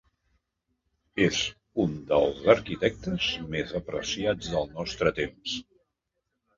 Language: Catalan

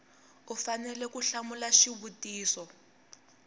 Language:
Tsonga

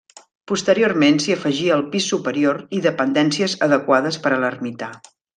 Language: Catalan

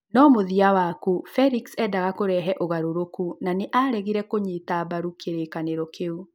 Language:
Kikuyu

